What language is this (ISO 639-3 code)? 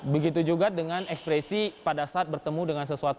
ind